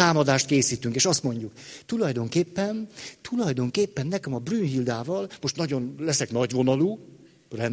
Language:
Hungarian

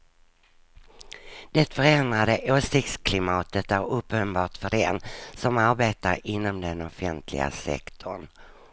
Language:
Swedish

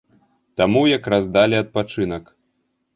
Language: Belarusian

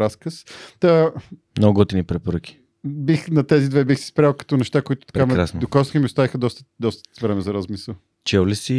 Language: Bulgarian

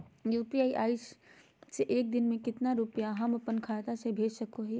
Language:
Magahi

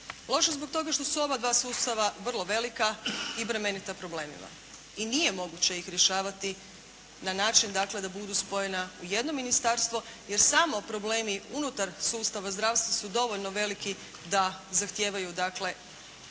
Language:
Croatian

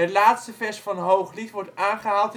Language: Dutch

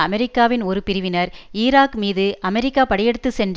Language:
Tamil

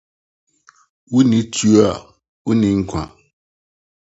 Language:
Akan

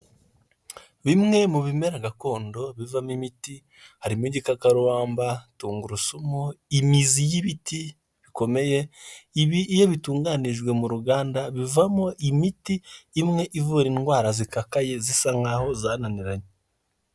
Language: Kinyarwanda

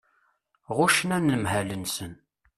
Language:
Kabyle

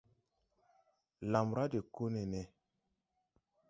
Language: Tupuri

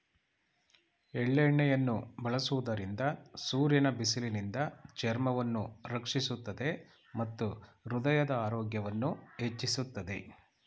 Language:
Kannada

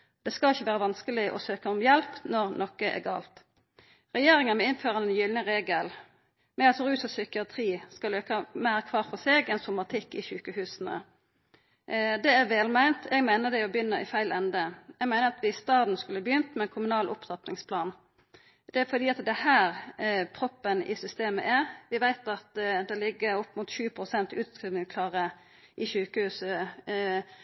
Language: Norwegian Nynorsk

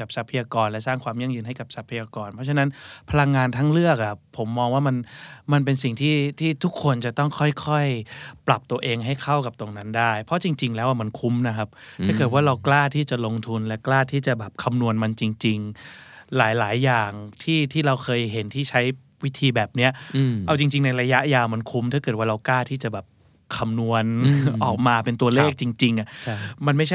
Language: Thai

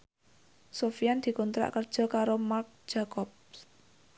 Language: Javanese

